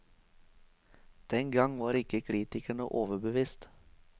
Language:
Norwegian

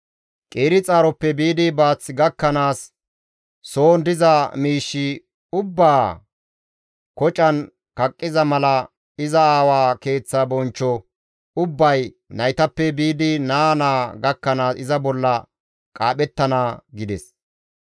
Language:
Gamo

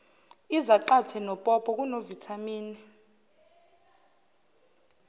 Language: Zulu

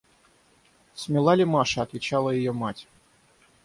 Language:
Russian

